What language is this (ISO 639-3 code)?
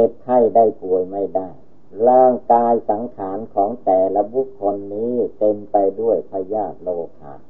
tha